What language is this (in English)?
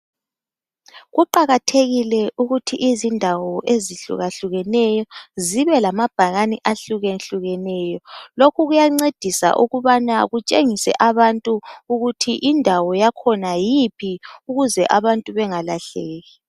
North Ndebele